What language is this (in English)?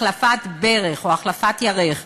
Hebrew